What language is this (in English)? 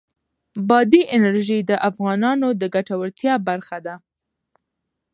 Pashto